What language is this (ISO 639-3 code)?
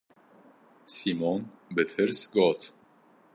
kur